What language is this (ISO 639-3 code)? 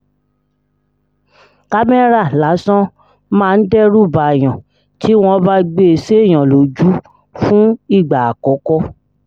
yor